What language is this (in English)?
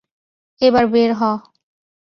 Bangla